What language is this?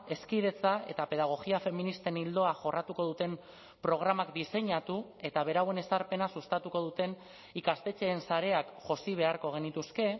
Basque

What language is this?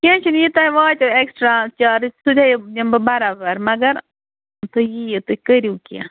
Kashmiri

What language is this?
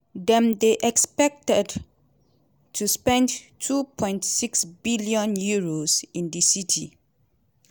Nigerian Pidgin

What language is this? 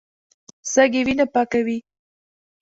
Pashto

